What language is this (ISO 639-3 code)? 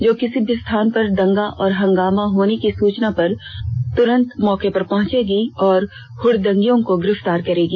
hin